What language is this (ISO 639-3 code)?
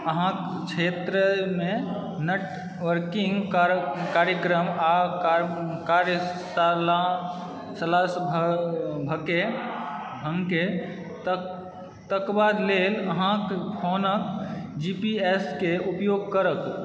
mai